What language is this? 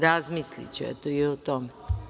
Serbian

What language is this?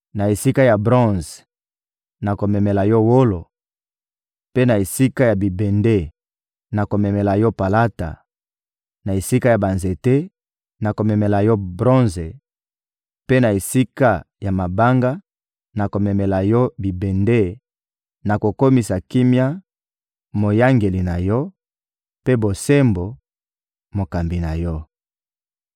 Lingala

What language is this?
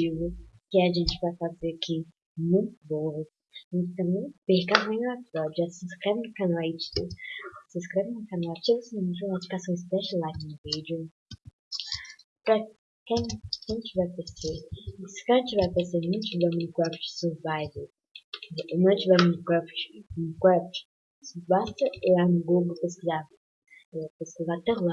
Portuguese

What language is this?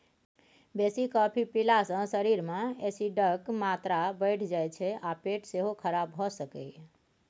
Maithili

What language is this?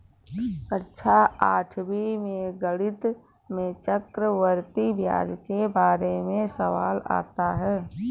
Hindi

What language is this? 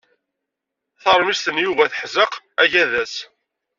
Kabyle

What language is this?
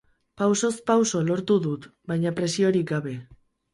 Basque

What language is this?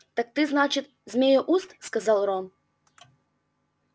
Russian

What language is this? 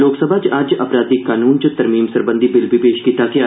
Dogri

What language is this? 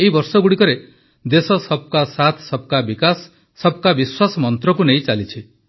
Odia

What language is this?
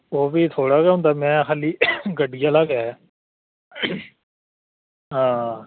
Dogri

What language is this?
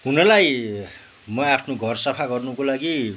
Nepali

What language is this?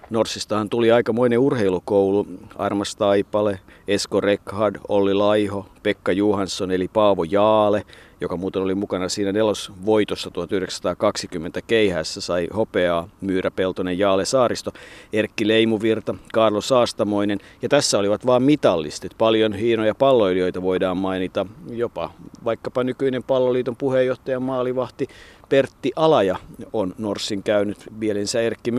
Finnish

